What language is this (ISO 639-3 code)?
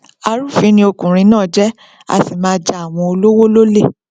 yor